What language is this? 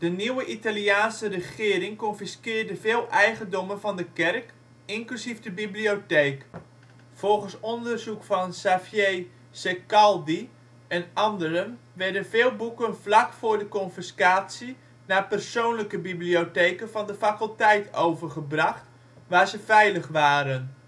Dutch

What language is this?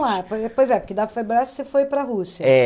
Portuguese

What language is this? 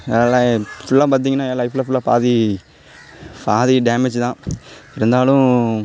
Tamil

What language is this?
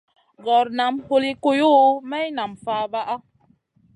Masana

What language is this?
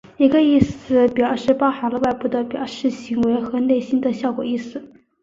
Chinese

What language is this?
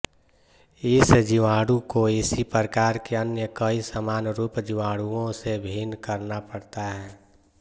Hindi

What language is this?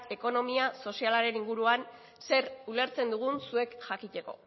Basque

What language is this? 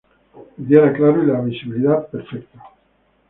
Spanish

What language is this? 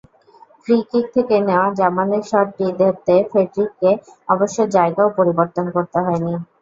Bangla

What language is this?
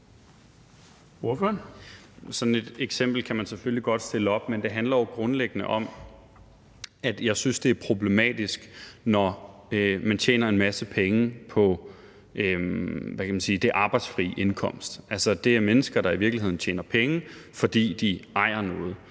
Danish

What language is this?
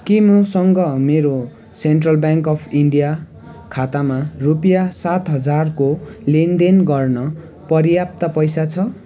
Nepali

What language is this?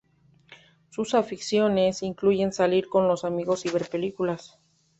Spanish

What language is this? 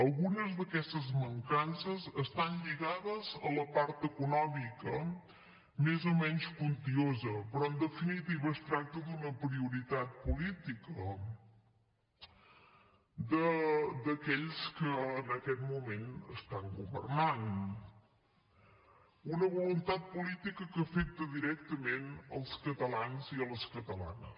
Catalan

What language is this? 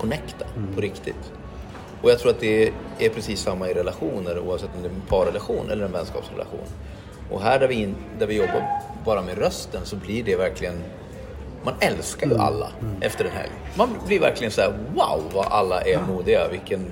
Swedish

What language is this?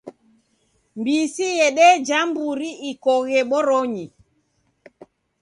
Taita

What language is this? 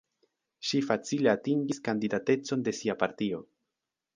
Esperanto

